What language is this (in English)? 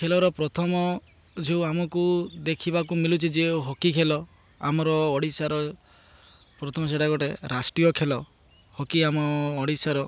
Odia